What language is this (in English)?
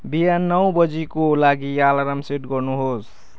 Nepali